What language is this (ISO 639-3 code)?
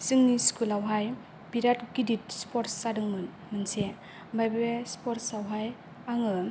brx